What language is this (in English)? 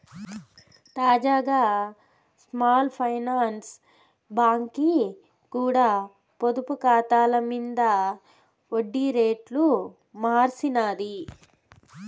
Telugu